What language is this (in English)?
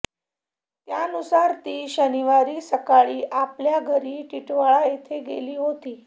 Marathi